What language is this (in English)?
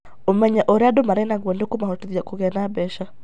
Kikuyu